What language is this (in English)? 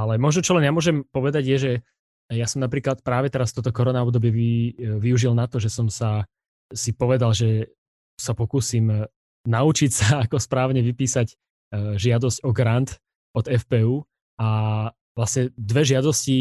Slovak